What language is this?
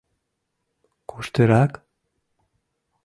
Mari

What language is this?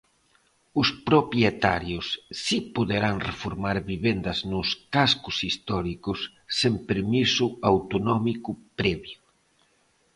Galician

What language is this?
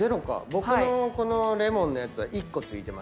Japanese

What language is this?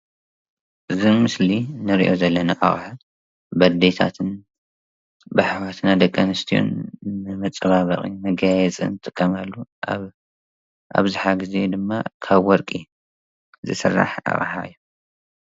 Tigrinya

